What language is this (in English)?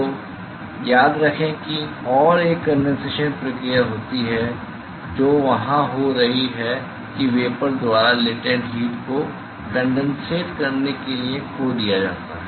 Hindi